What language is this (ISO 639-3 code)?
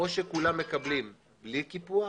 heb